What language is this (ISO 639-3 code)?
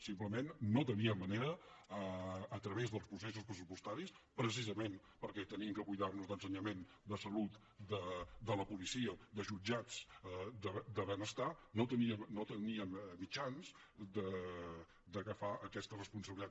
cat